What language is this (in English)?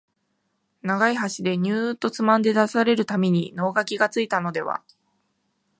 Japanese